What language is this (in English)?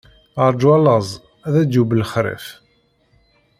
Kabyle